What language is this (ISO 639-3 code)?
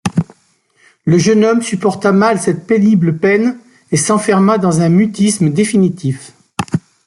fra